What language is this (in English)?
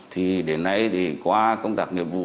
Vietnamese